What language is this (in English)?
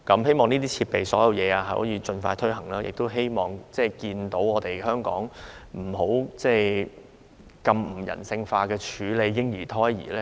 Cantonese